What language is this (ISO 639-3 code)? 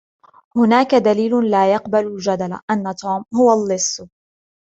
ara